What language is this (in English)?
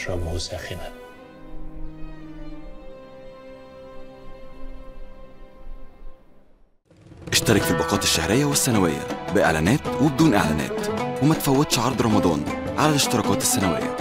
Arabic